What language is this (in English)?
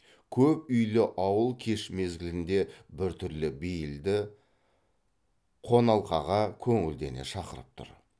Kazakh